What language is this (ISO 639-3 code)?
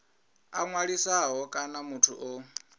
ven